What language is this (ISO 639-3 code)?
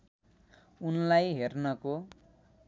nep